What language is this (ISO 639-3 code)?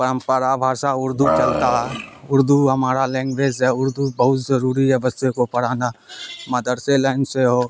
urd